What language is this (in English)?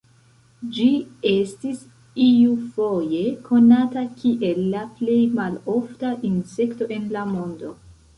Esperanto